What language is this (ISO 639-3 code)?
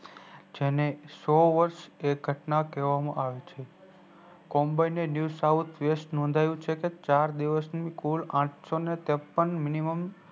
guj